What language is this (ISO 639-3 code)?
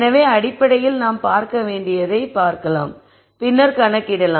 tam